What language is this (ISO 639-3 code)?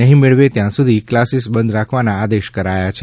guj